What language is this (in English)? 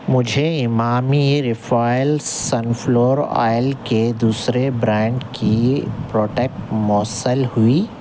Urdu